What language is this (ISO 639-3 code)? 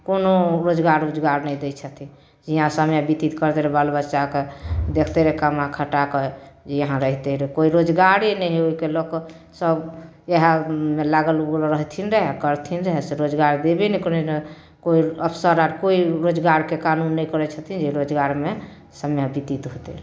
mai